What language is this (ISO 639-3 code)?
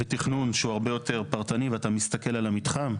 heb